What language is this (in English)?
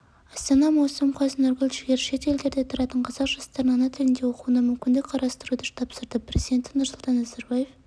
Kazakh